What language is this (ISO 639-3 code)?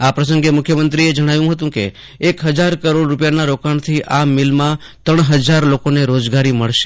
guj